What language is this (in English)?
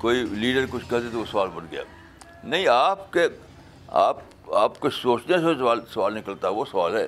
Urdu